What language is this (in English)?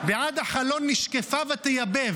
Hebrew